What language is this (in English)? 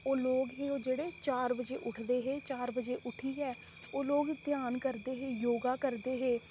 Dogri